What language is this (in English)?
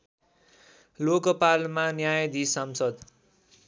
Nepali